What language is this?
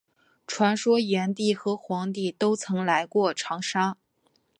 Chinese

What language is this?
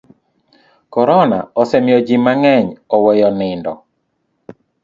Luo (Kenya and Tanzania)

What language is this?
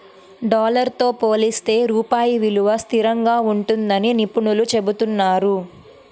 Telugu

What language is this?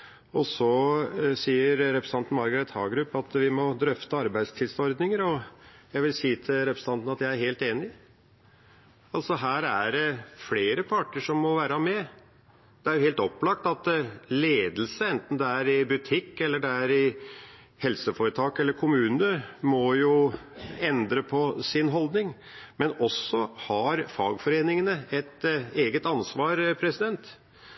Norwegian Bokmål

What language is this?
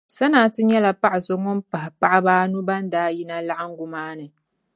Dagbani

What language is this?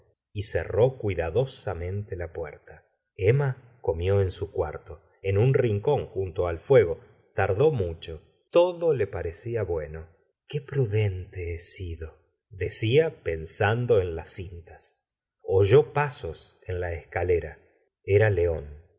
Spanish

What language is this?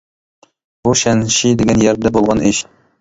Uyghur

